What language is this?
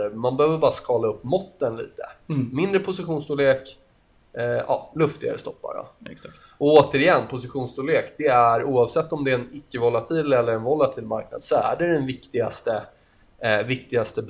Swedish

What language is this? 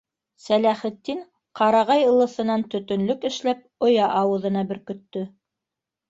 Bashkir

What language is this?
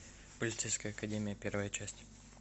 Russian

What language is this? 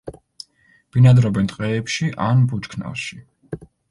Georgian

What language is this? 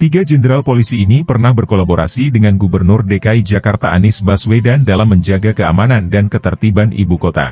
Indonesian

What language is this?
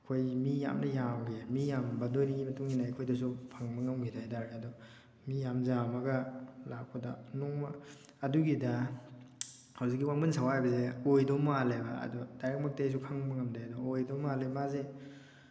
Manipuri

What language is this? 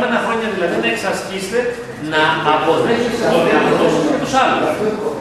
Greek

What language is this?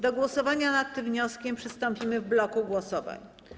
Polish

